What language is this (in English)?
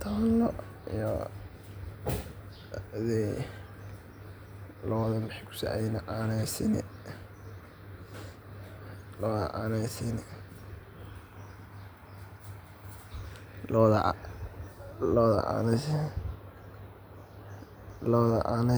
Somali